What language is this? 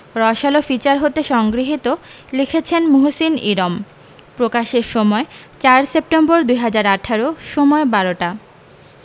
Bangla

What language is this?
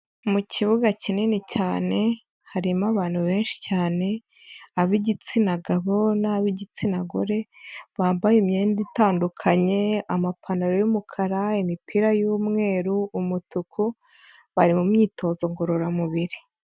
Kinyarwanda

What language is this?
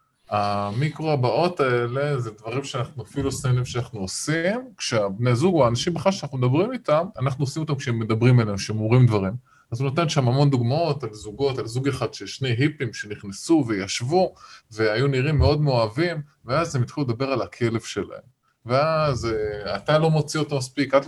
Hebrew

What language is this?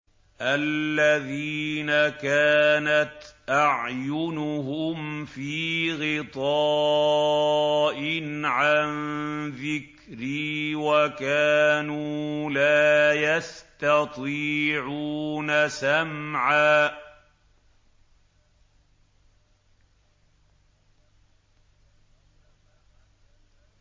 Arabic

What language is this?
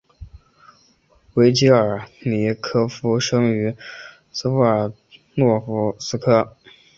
Chinese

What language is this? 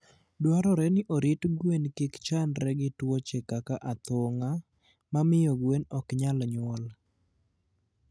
Luo (Kenya and Tanzania)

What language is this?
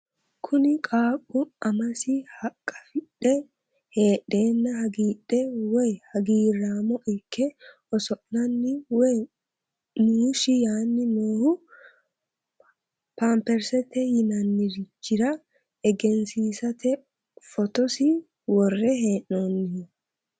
Sidamo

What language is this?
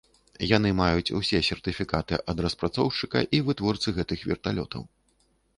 Belarusian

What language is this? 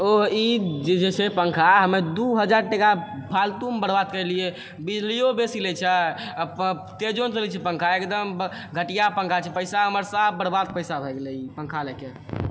Maithili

